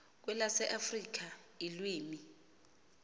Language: Xhosa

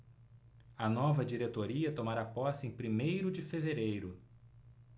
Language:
Portuguese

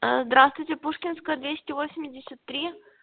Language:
Russian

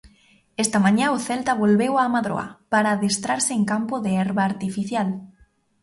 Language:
Galician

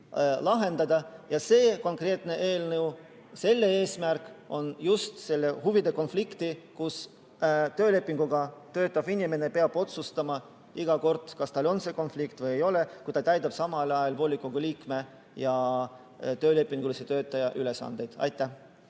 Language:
Estonian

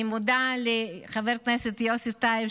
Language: Hebrew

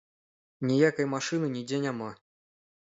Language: Belarusian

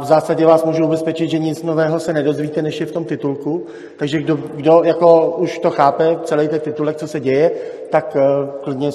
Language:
Czech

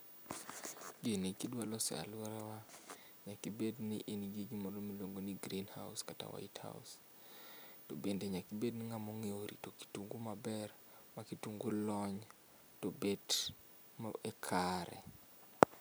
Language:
Luo (Kenya and Tanzania)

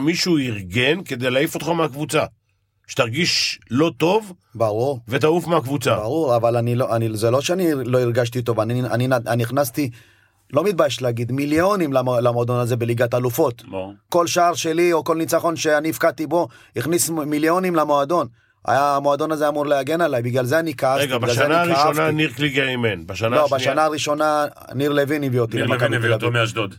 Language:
Hebrew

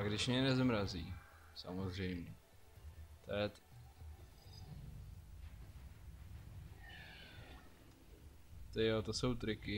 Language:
Czech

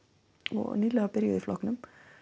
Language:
Icelandic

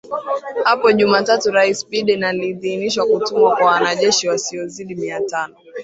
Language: Swahili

